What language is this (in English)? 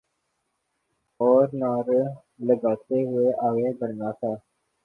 Urdu